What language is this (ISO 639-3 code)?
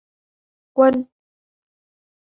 vie